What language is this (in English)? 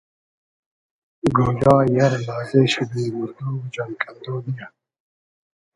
Hazaragi